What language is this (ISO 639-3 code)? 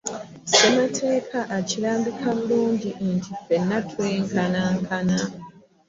lug